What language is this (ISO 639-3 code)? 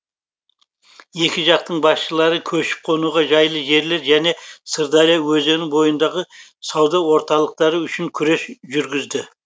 kaz